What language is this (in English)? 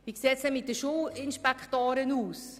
Swiss German